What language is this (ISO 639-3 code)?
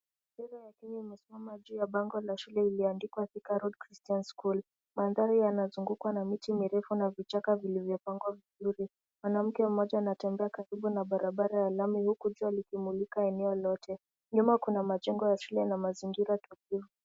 swa